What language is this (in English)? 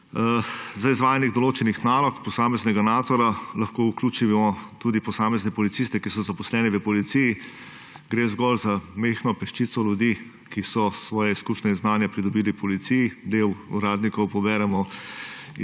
Slovenian